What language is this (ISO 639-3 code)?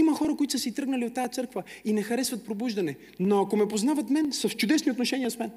bul